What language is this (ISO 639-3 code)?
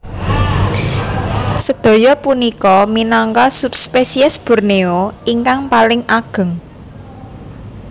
jav